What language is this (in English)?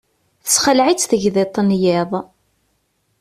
Kabyle